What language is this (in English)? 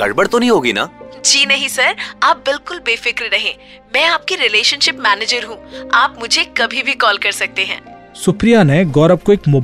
Hindi